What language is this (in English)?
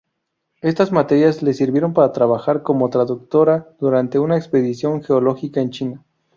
Spanish